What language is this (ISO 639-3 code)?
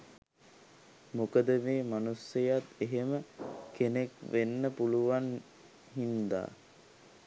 sin